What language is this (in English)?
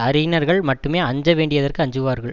Tamil